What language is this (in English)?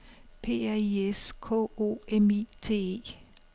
Danish